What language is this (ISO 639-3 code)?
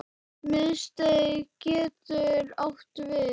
isl